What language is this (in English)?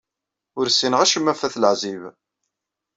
Kabyle